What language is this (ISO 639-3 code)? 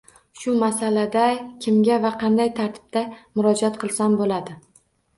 uzb